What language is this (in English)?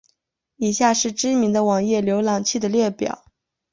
Chinese